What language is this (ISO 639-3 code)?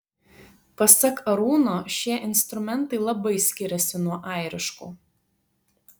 lit